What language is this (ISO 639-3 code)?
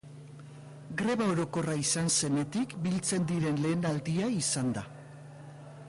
eus